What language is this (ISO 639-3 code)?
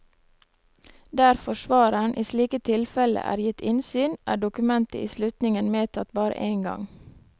nor